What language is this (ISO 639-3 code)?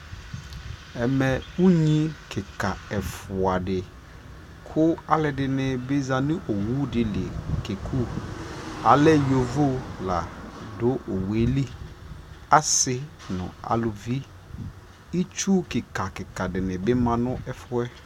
kpo